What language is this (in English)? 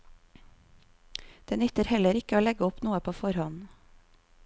Norwegian